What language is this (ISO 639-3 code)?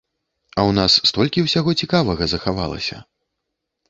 bel